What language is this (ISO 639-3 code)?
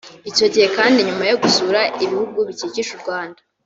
kin